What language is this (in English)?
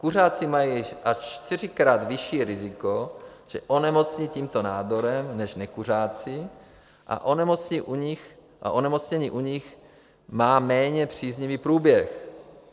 Czech